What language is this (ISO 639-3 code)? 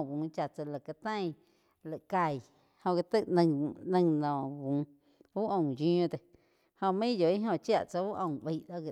chq